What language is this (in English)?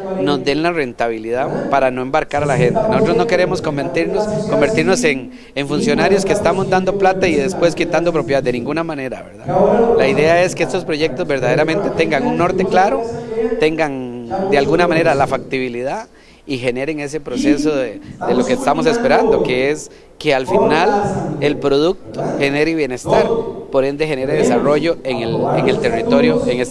Spanish